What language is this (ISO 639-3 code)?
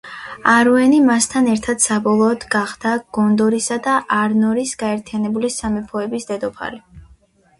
kat